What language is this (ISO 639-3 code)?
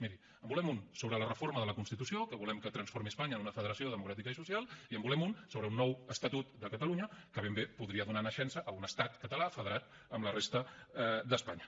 cat